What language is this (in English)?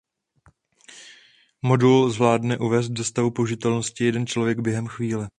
Czech